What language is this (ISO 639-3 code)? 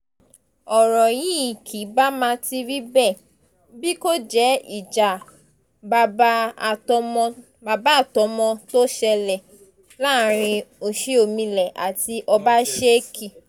yor